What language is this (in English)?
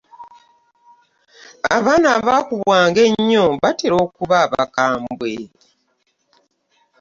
Ganda